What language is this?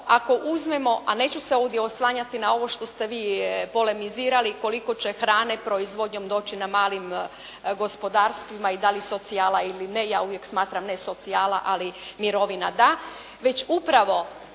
Croatian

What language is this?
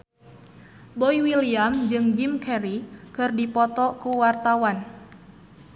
Sundanese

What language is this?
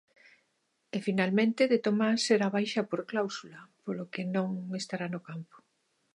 Galician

